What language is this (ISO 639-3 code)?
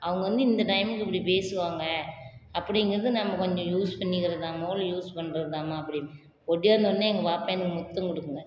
tam